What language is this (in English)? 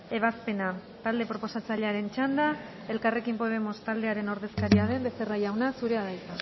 Basque